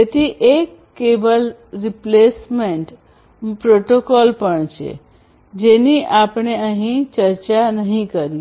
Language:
Gujarati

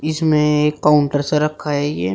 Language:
Hindi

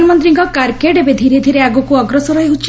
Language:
Odia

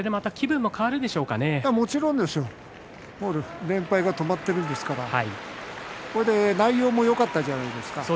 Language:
Japanese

